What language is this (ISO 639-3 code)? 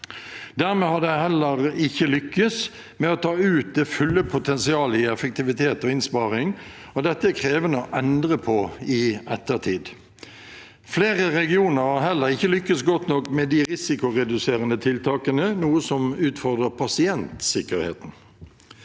nor